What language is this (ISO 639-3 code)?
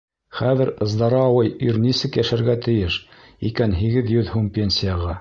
bak